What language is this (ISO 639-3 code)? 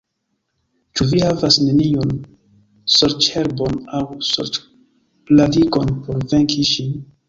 epo